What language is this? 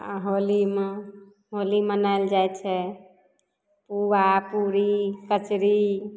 Maithili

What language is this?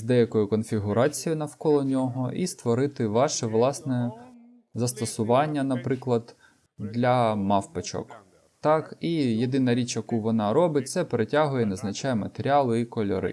Ukrainian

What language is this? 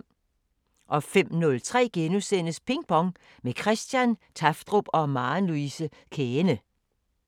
Danish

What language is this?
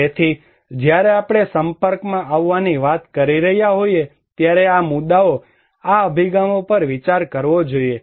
Gujarati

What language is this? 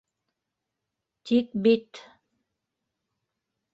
Bashkir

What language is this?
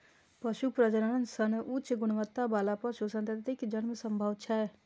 Maithili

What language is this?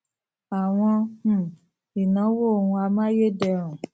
Yoruba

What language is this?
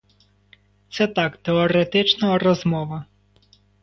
Ukrainian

